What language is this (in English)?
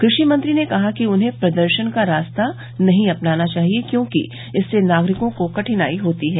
Hindi